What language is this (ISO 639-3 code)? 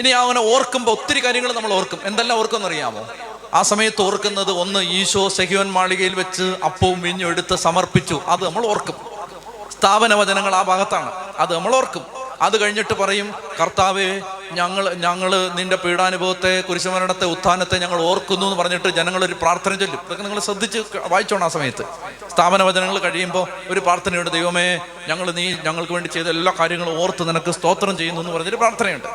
mal